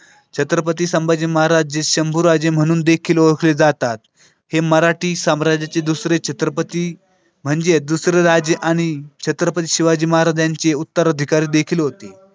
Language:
Marathi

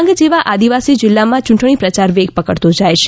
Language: Gujarati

